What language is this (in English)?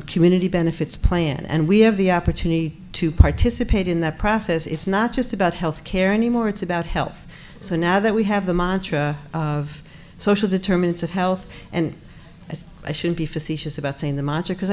English